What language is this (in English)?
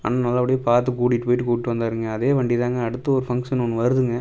Tamil